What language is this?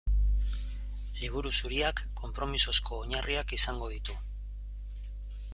Basque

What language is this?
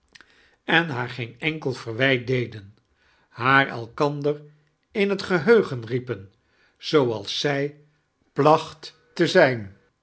Dutch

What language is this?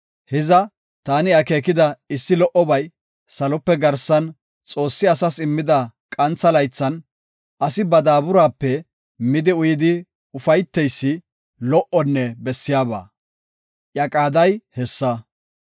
Gofa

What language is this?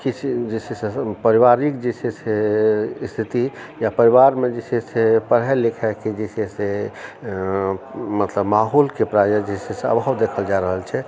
Maithili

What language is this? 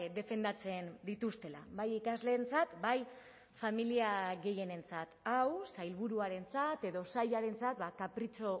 Basque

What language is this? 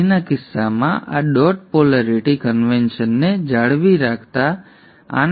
Gujarati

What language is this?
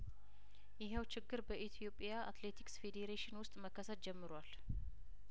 Amharic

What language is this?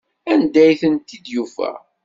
Kabyle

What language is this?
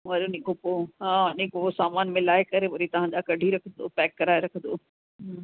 Sindhi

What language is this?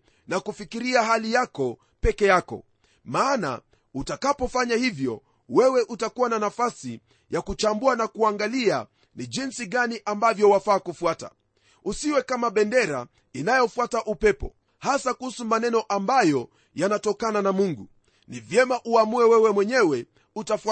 Swahili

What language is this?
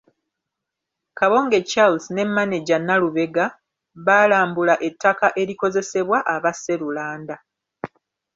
Ganda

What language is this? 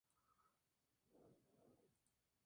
Spanish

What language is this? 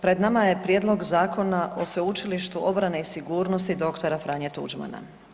Croatian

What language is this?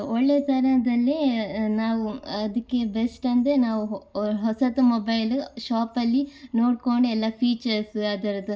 Kannada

